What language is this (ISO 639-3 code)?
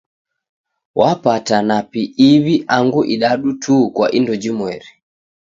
dav